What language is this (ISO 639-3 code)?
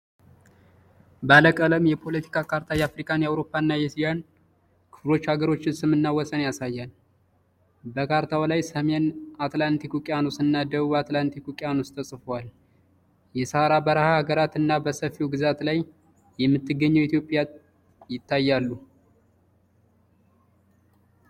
amh